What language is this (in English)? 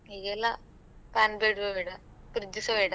Kannada